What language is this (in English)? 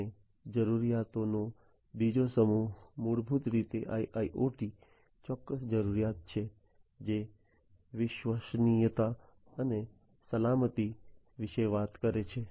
Gujarati